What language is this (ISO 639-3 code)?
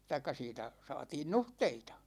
fin